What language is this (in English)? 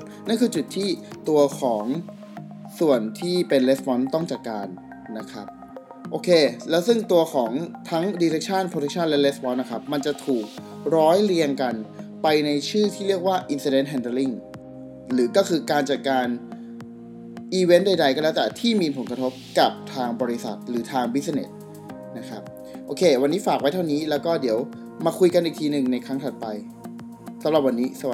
Thai